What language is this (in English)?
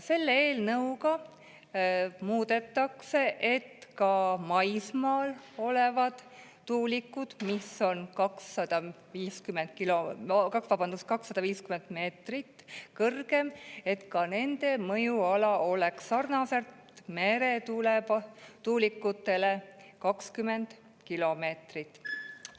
Estonian